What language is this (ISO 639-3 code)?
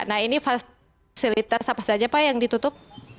ind